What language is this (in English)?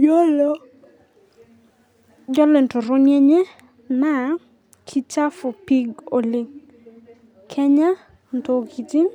Masai